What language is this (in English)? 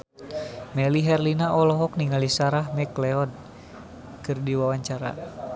Sundanese